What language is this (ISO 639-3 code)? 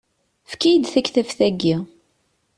kab